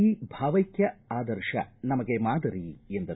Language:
Kannada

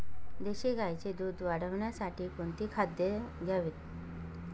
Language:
Marathi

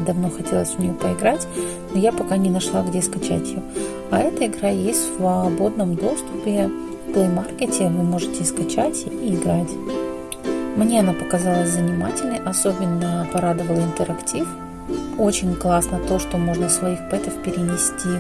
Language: Russian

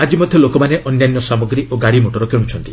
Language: Odia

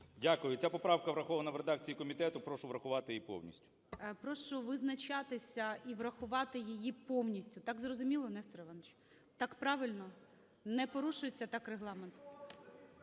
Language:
Ukrainian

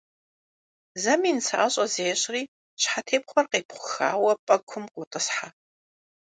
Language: Kabardian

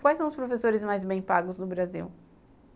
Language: Portuguese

